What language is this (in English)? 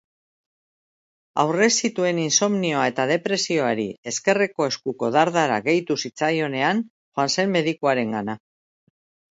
Basque